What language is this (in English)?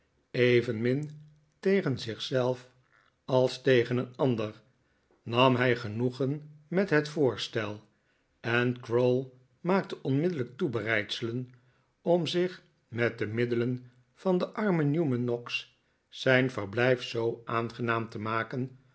Dutch